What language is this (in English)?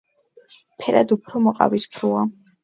Georgian